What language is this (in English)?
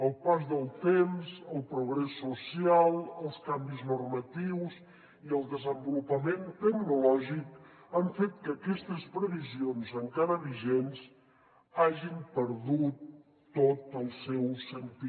Catalan